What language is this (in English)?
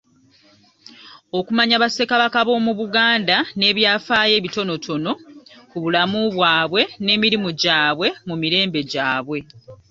Ganda